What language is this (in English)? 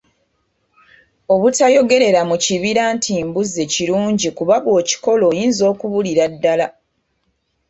Ganda